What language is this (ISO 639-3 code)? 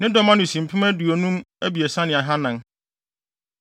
aka